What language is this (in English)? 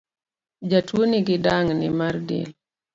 Luo (Kenya and Tanzania)